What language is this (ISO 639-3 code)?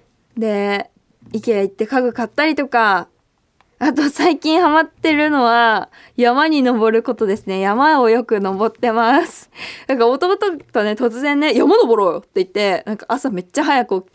jpn